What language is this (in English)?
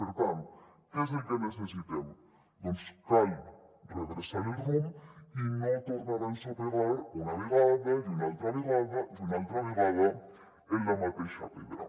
Catalan